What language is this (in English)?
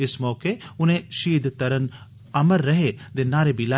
Dogri